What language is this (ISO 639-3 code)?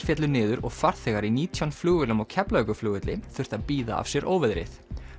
isl